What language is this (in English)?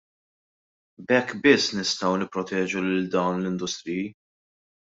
Maltese